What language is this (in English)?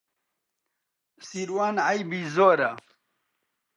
Central Kurdish